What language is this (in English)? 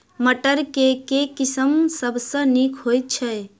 Maithili